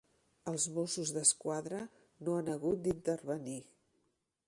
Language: Catalan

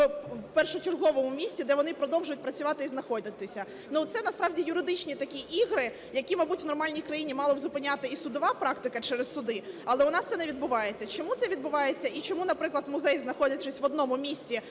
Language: Ukrainian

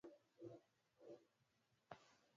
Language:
Swahili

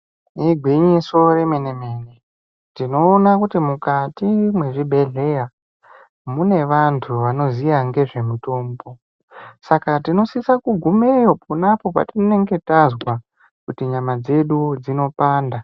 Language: Ndau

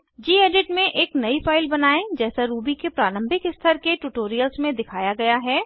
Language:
Hindi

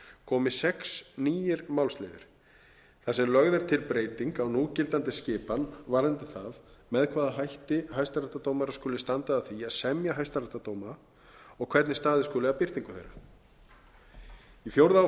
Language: Icelandic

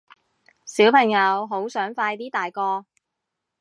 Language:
Cantonese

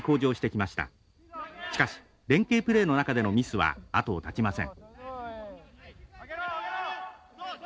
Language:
Japanese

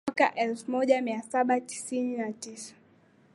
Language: Swahili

